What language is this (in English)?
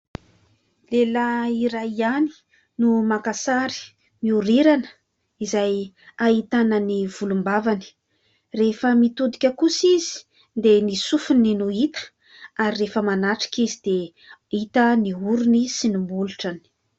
Malagasy